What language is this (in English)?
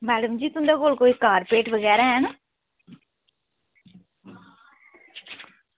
Dogri